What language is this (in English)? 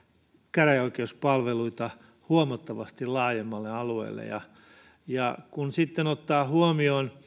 Finnish